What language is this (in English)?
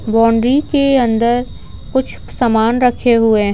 Hindi